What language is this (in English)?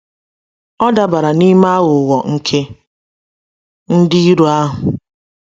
Igbo